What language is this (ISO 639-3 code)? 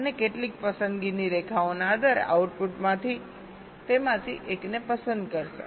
guj